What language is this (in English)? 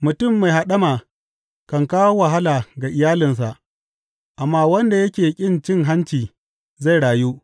Hausa